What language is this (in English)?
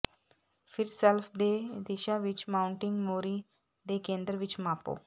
Punjabi